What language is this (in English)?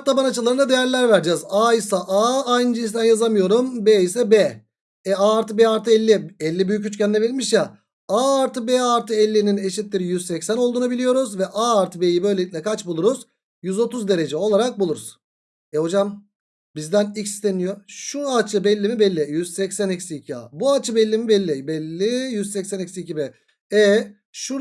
Turkish